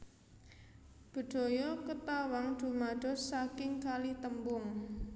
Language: Javanese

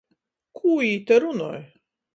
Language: Latgalian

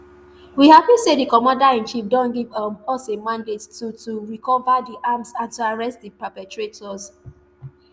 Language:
Nigerian Pidgin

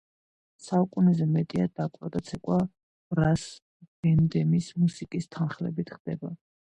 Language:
Georgian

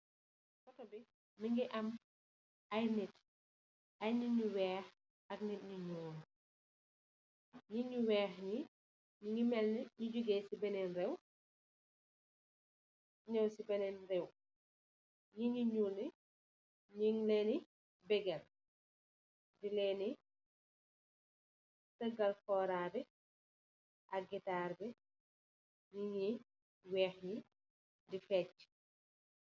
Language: Wolof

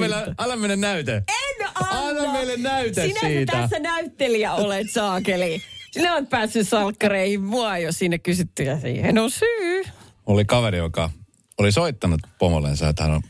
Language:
Finnish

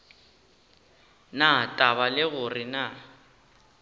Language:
Northern Sotho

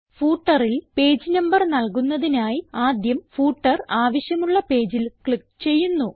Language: Malayalam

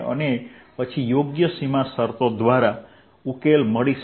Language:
Gujarati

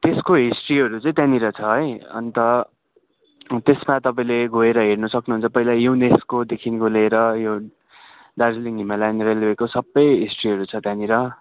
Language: Nepali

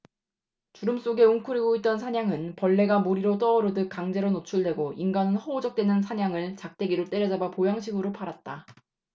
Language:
Korean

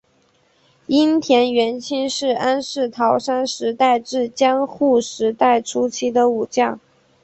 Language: Chinese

